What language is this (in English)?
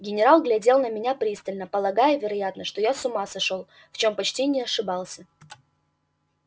Russian